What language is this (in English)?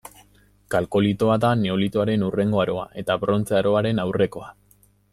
Basque